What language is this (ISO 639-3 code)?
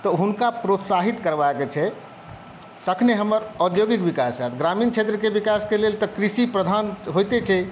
mai